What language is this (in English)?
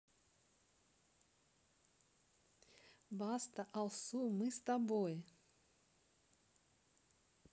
Russian